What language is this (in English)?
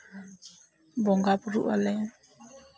Santali